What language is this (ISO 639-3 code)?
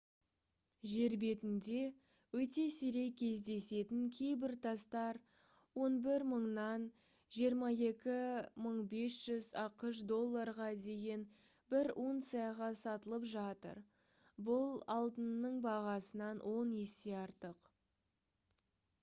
kaz